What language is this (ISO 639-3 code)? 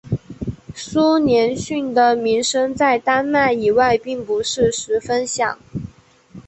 zho